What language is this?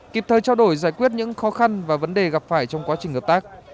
Vietnamese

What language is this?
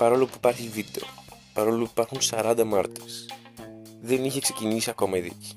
Greek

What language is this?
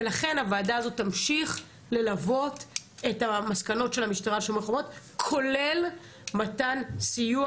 Hebrew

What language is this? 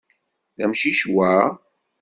Kabyle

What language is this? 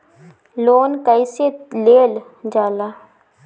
Bhojpuri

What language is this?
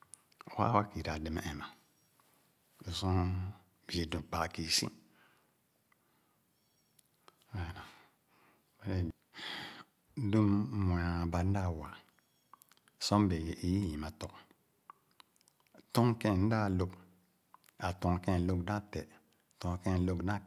Khana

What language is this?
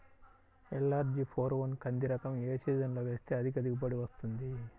Telugu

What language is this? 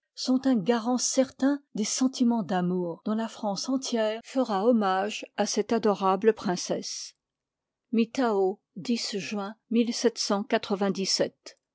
French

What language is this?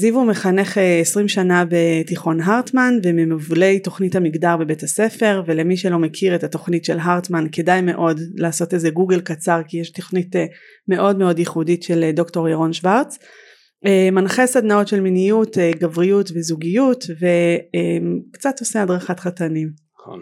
Hebrew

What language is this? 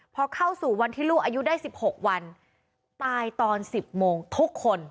Thai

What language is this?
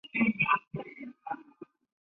Chinese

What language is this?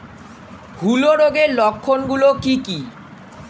Bangla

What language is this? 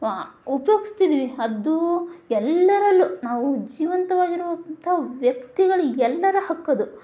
Kannada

